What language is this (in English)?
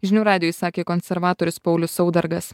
Lithuanian